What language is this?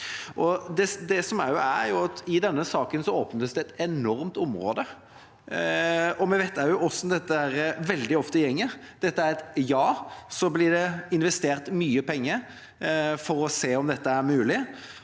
Norwegian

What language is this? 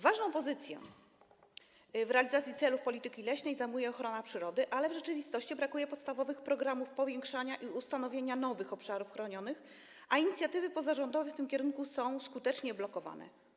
Polish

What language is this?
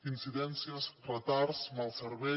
Catalan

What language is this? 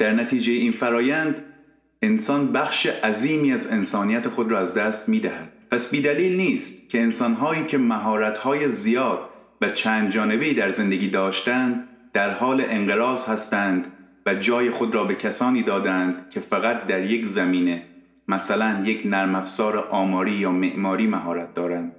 Persian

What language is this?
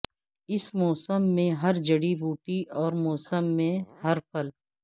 Urdu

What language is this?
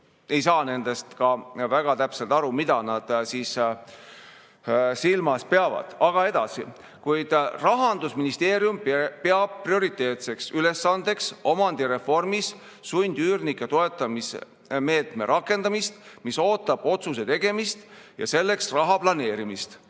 Estonian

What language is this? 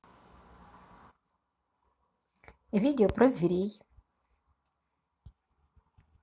Russian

